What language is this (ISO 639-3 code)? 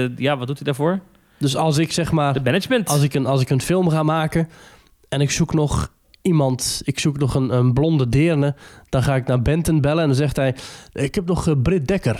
nld